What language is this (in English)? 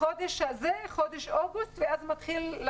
Hebrew